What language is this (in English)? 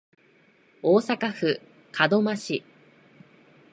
Japanese